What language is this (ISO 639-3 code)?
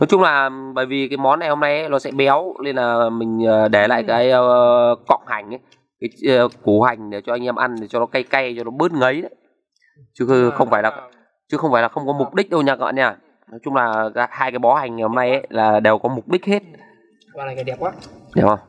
vie